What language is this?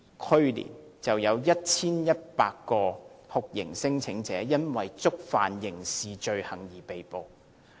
Cantonese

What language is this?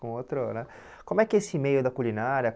Portuguese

